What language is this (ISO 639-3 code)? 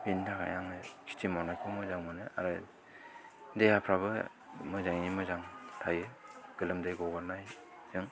brx